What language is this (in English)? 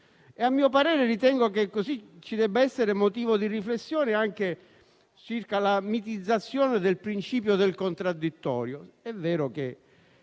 Italian